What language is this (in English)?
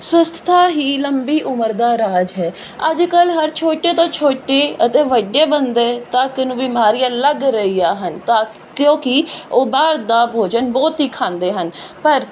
Punjabi